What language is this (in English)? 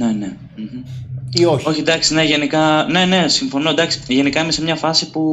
Greek